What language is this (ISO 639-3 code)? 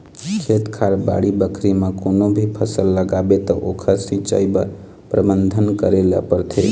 hne